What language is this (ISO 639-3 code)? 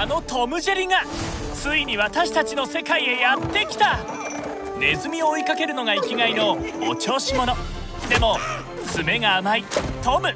jpn